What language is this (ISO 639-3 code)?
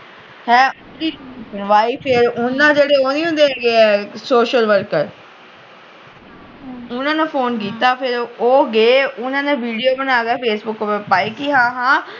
pan